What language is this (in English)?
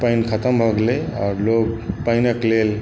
Maithili